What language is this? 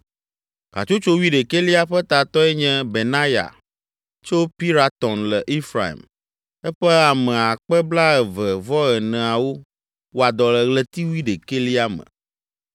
Ewe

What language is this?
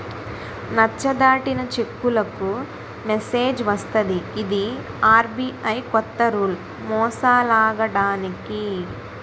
Telugu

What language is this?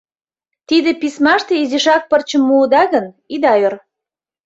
Mari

